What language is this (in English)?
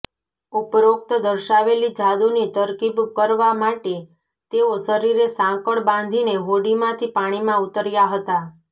Gujarati